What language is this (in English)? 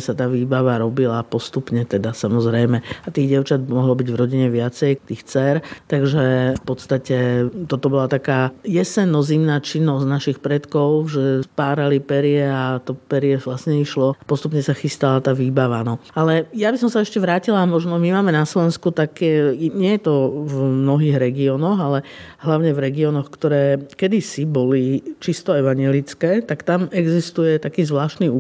Slovak